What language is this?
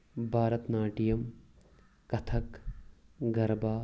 Kashmiri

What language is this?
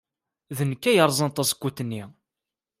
Kabyle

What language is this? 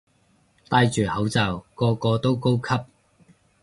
Cantonese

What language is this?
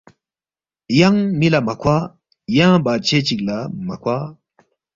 Balti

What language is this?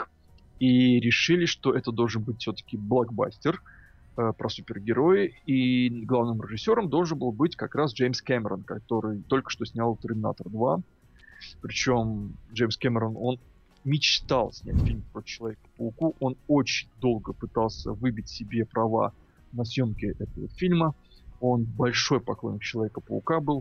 Russian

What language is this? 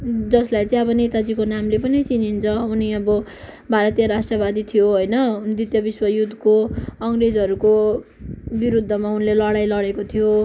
Nepali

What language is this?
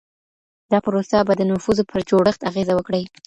Pashto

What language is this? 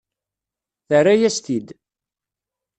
Kabyle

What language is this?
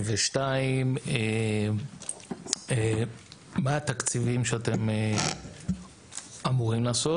Hebrew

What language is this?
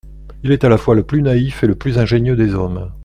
French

